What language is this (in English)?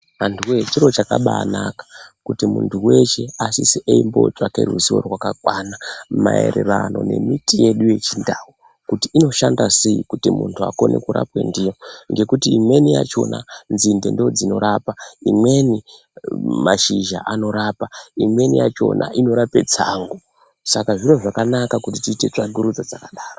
Ndau